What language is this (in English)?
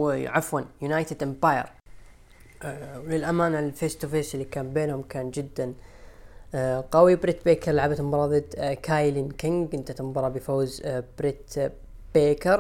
Arabic